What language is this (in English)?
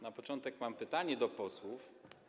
Polish